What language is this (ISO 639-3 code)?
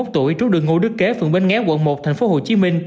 vie